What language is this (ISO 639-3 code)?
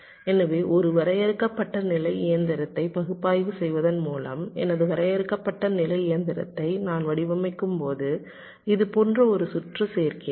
tam